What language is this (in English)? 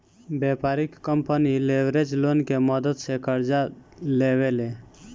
Bhojpuri